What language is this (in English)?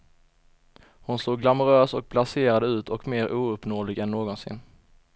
Swedish